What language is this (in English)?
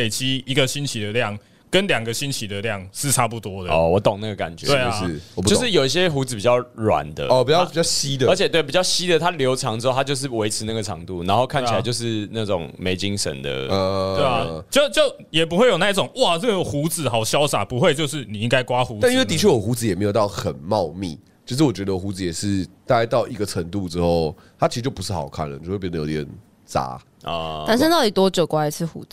Chinese